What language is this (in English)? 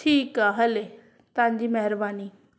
Sindhi